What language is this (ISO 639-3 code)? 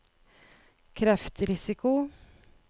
nor